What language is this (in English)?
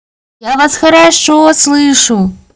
Russian